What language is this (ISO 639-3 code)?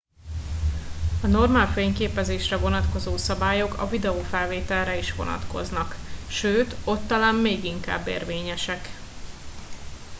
hun